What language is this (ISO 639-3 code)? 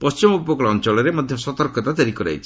ori